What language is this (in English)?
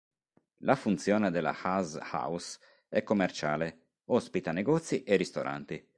Italian